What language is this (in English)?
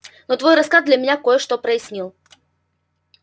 Russian